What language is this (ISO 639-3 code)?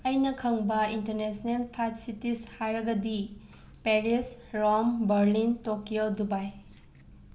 mni